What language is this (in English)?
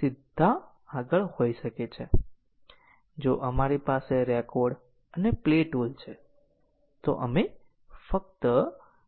Gujarati